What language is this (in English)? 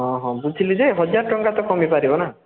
Odia